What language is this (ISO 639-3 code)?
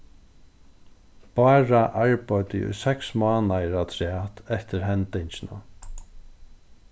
fao